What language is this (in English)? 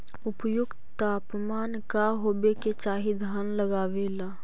Magahi